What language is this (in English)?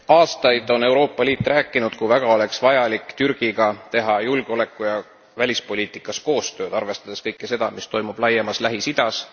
Estonian